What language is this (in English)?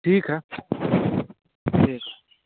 Maithili